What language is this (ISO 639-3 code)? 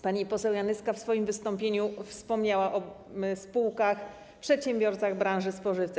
pol